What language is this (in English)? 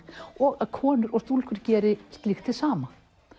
Icelandic